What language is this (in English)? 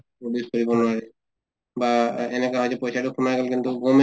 Assamese